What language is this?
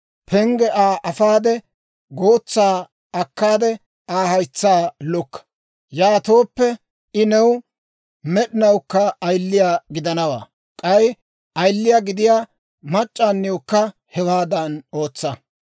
Dawro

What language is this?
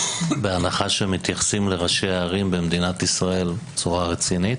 Hebrew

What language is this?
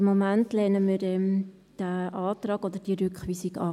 Swiss German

